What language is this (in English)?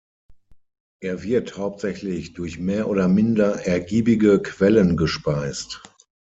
German